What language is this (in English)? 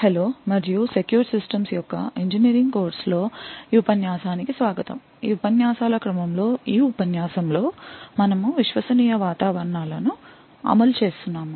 Telugu